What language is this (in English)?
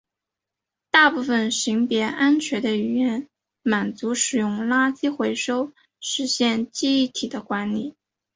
Chinese